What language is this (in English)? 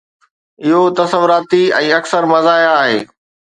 Sindhi